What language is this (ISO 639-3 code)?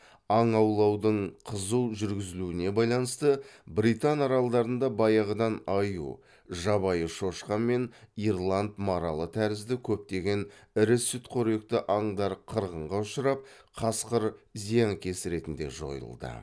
kaz